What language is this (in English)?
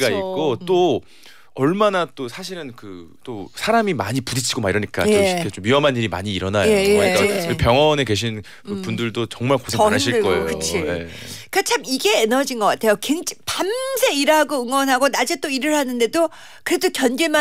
Korean